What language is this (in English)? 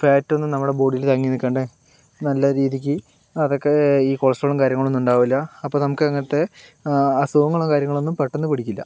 Malayalam